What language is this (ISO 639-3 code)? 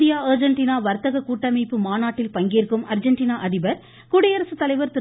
tam